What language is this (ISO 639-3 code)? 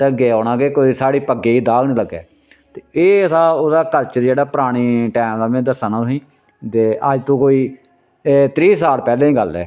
doi